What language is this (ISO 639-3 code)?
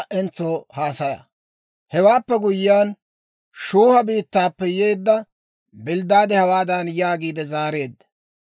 dwr